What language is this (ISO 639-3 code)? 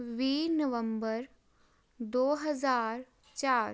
pan